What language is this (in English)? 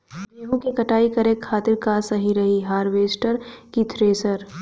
Bhojpuri